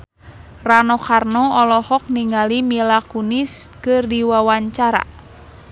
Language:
Sundanese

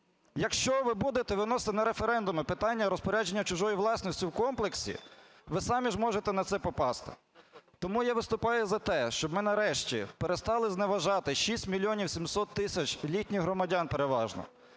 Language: Ukrainian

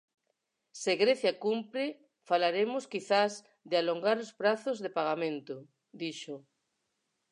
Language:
Galician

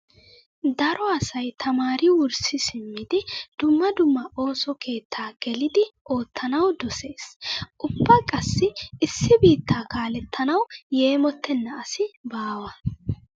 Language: Wolaytta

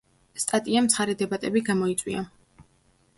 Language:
Georgian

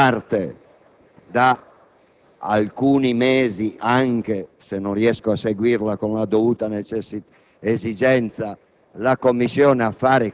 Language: Italian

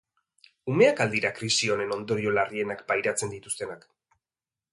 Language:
Basque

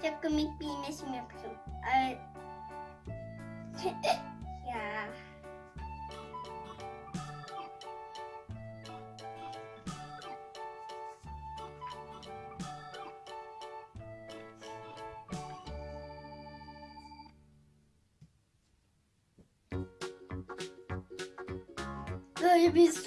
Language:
Turkish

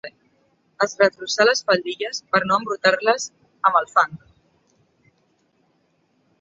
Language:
Catalan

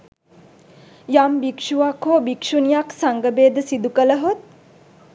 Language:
Sinhala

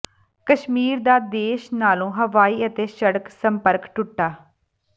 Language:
Punjabi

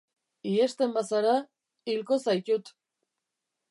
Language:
Basque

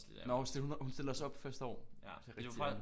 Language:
Danish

